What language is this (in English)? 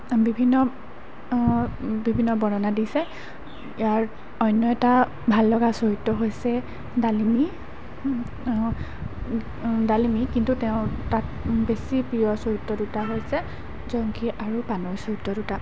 Assamese